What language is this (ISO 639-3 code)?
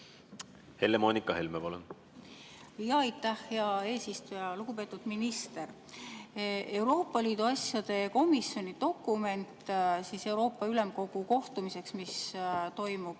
est